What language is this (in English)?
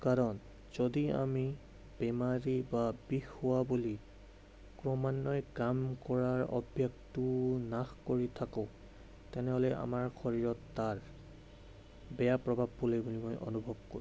Assamese